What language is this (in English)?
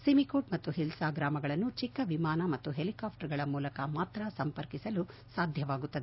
Kannada